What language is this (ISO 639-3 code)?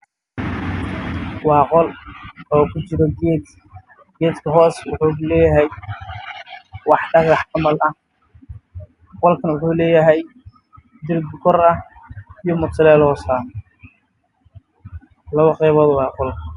som